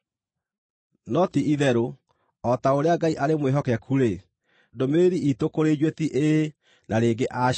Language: Kikuyu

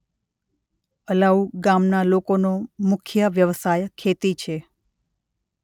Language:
Gujarati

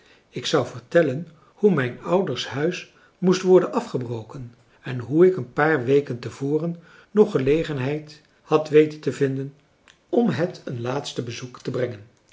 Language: Dutch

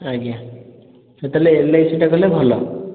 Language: Odia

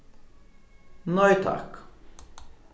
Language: Faroese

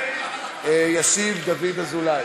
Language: Hebrew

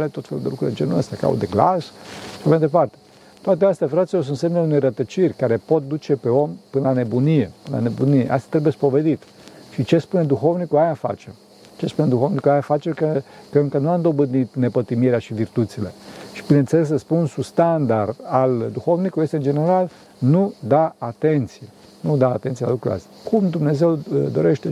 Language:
Romanian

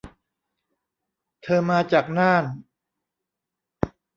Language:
Thai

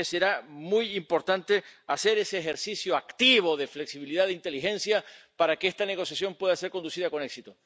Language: Spanish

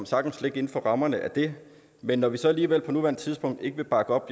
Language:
Danish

